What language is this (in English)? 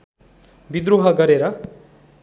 Nepali